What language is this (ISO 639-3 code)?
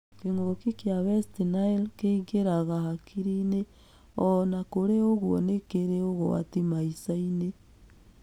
kik